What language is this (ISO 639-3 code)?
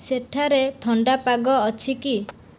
ori